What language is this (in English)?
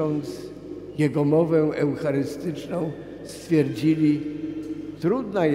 Polish